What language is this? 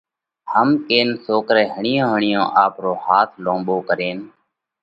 Parkari Koli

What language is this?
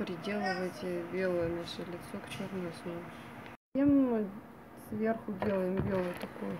Russian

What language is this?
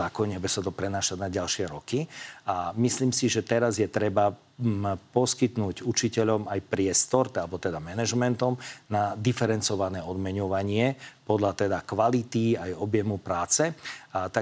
Slovak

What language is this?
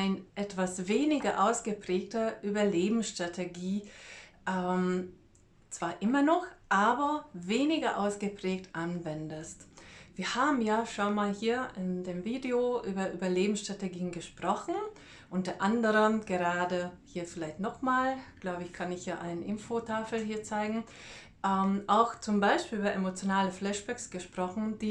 German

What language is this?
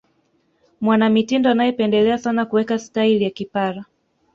Swahili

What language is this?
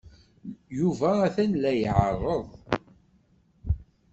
Kabyle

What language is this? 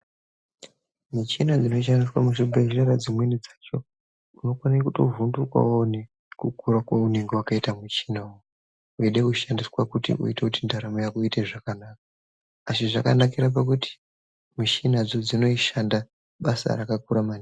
Ndau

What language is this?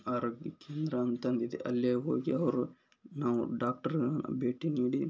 Kannada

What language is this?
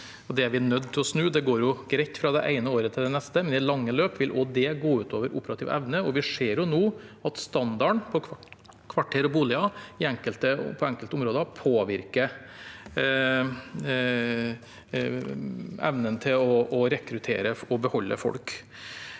Norwegian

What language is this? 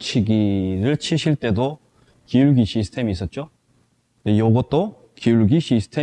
Korean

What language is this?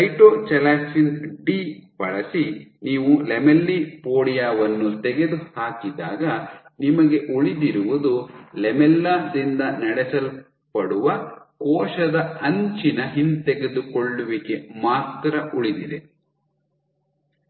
Kannada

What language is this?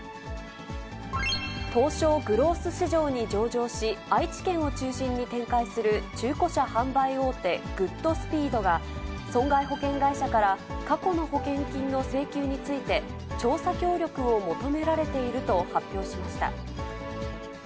Japanese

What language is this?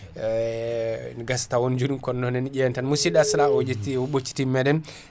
Fula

